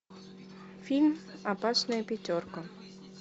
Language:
Russian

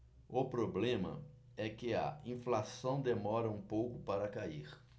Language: Portuguese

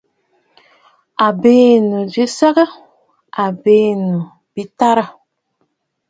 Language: Bafut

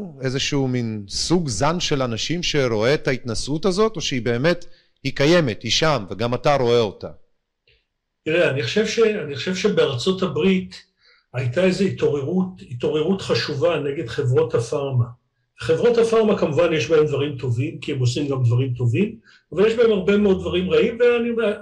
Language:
Hebrew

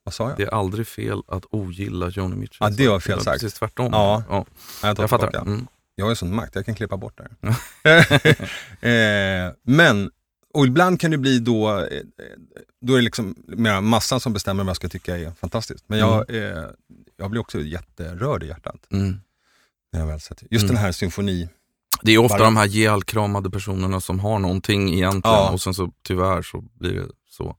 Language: Swedish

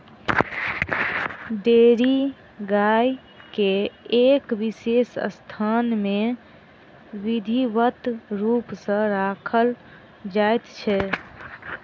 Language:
Maithili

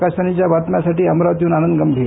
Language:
Marathi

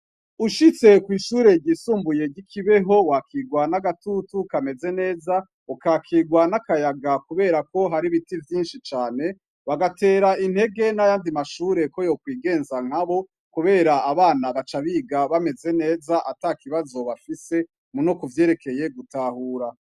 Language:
Rundi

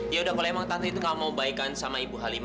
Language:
Indonesian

